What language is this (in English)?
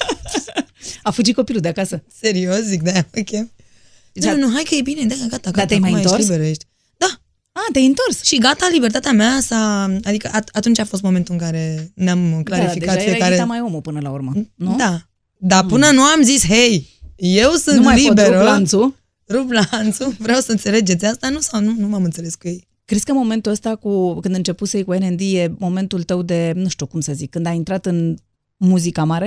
Romanian